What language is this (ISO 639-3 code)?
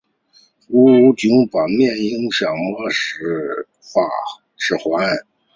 zho